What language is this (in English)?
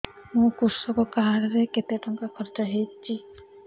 Odia